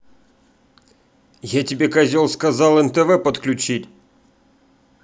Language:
Russian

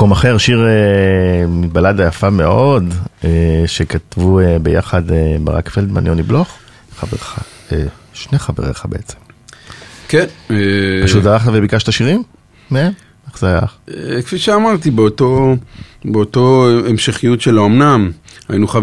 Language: Hebrew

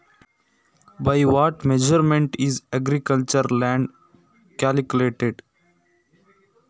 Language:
Kannada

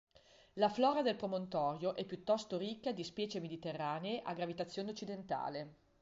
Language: Italian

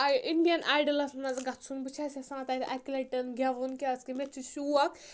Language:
Kashmiri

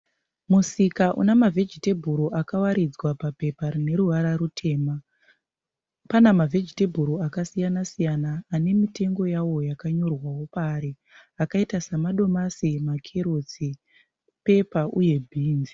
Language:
Shona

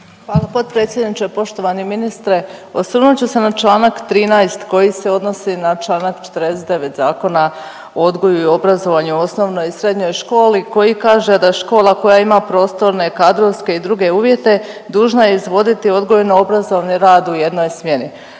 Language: Croatian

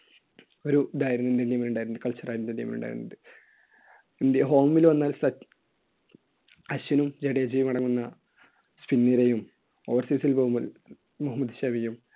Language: Malayalam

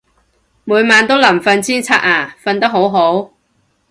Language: Cantonese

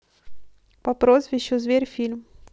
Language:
Russian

